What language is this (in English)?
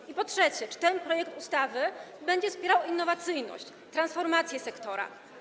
Polish